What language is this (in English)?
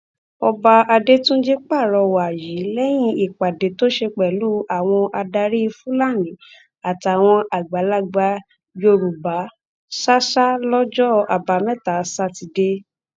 Yoruba